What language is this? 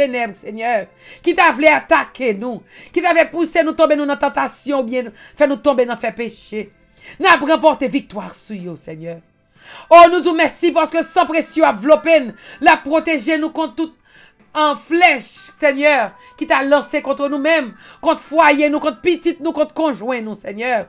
French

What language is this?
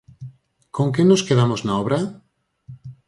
Galician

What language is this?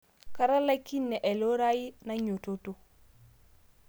Masai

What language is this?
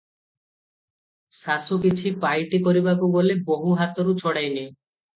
Odia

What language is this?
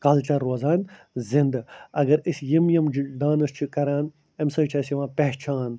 Kashmiri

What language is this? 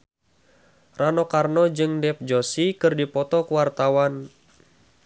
Sundanese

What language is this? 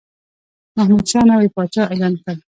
Pashto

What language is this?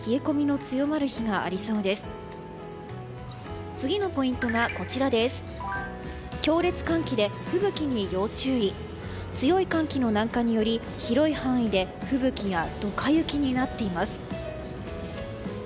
Japanese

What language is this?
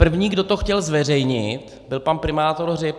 Czech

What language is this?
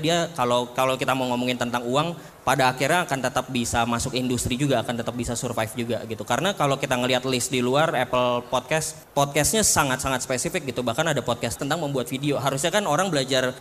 Indonesian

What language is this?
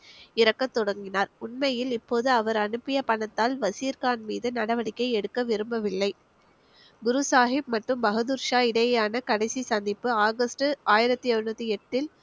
Tamil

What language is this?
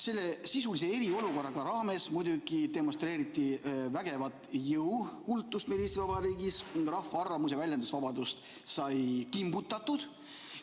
Estonian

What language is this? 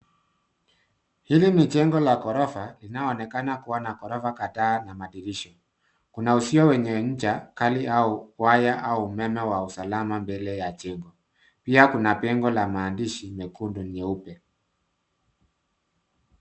Swahili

